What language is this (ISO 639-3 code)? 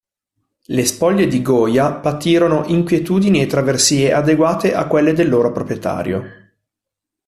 ita